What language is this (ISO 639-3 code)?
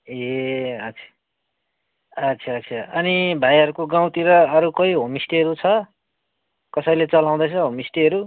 nep